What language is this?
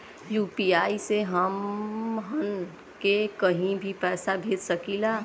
Bhojpuri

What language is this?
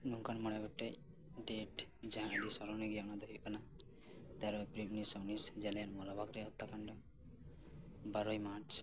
Santali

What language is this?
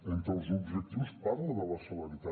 Catalan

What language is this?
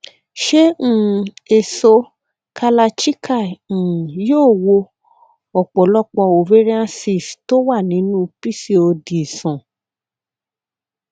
Yoruba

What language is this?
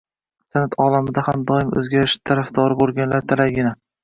Uzbek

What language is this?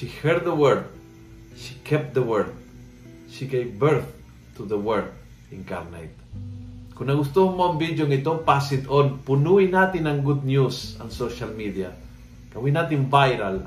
Filipino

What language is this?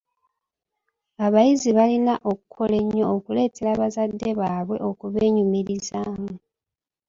Ganda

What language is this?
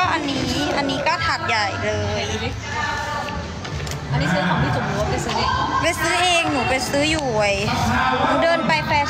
Thai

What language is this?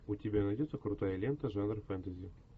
Russian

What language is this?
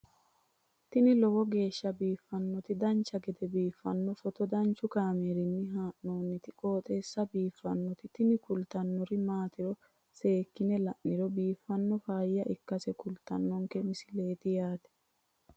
Sidamo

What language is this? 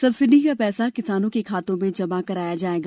Hindi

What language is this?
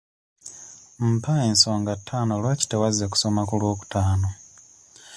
Ganda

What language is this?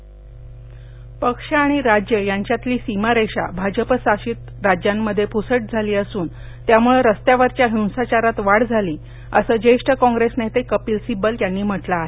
Marathi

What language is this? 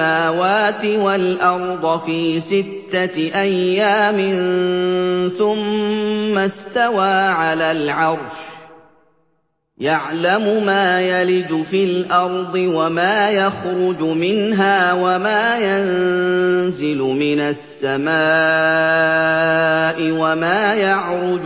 Arabic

